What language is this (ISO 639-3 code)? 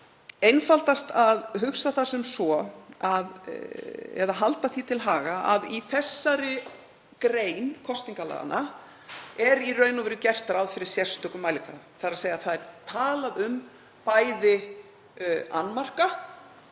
isl